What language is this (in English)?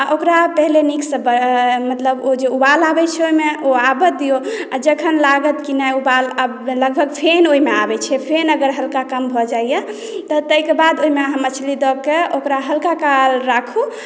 Maithili